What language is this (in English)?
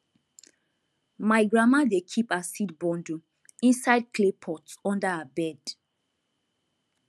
Nigerian Pidgin